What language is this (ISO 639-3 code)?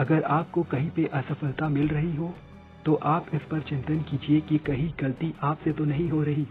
hin